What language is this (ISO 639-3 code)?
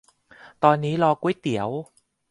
tha